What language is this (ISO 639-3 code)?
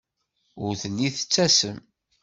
kab